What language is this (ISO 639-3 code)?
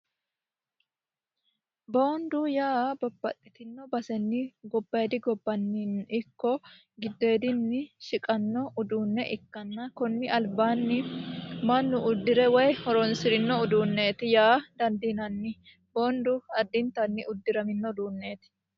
sid